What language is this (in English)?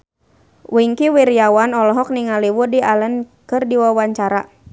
Sundanese